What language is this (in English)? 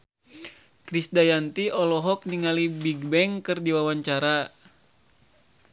Sundanese